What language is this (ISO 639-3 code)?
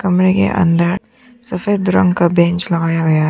hin